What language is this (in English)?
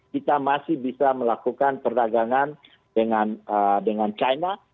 Indonesian